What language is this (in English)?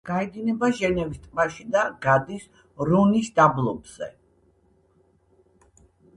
Georgian